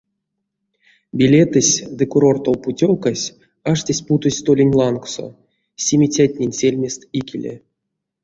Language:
Erzya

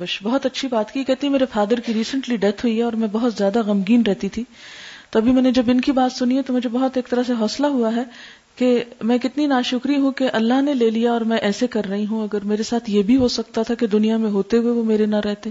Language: Urdu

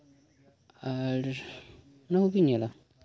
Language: Santali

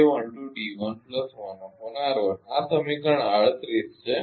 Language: Gujarati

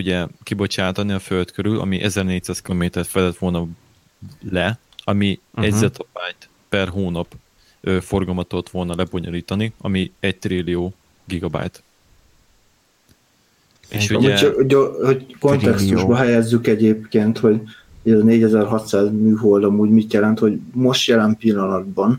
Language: Hungarian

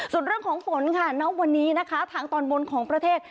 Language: Thai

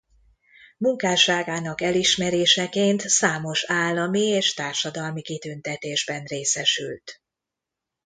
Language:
Hungarian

